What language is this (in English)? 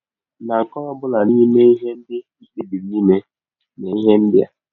Igbo